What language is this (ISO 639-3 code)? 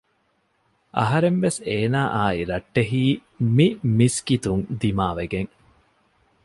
div